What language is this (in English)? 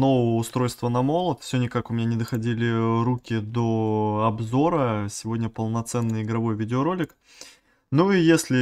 Russian